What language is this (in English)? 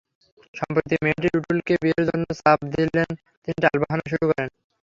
Bangla